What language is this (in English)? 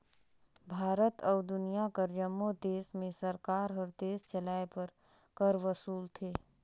Chhattisgarhi